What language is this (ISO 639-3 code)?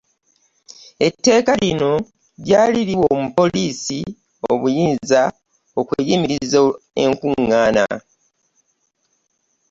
lug